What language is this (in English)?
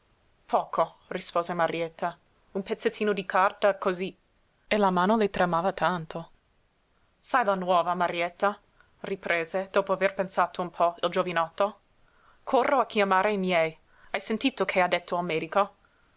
Italian